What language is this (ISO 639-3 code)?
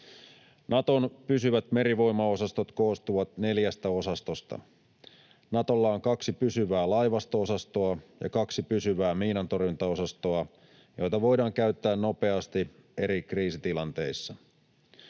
fin